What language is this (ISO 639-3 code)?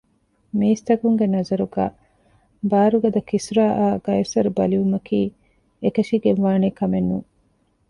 div